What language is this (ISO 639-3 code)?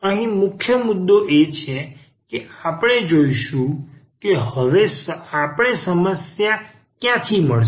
guj